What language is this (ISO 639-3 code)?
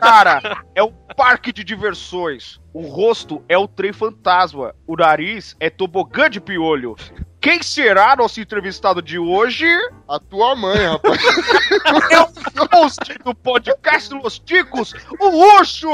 por